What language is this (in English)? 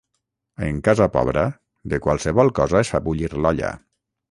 Catalan